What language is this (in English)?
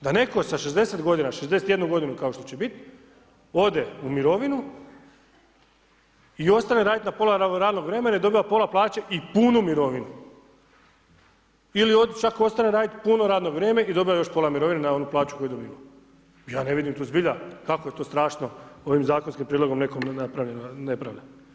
Croatian